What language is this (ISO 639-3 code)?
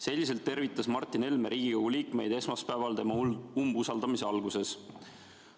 est